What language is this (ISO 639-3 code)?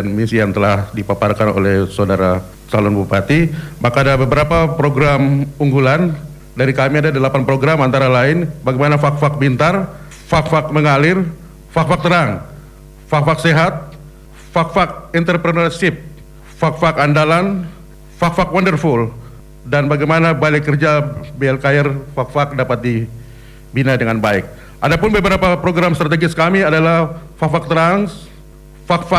ind